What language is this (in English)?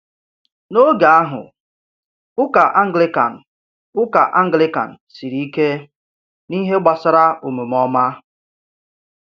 Igbo